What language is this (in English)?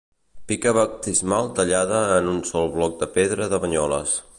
Catalan